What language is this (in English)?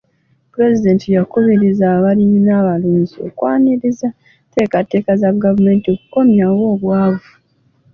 Ganda